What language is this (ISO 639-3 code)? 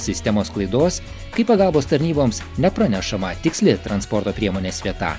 lit